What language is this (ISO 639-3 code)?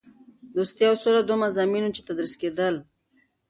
pus